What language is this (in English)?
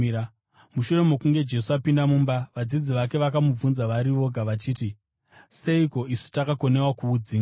Shona